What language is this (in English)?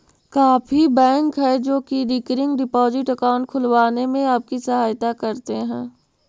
Magahi